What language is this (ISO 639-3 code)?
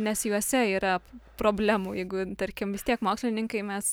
lit